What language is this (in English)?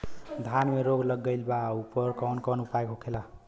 Bhojpuri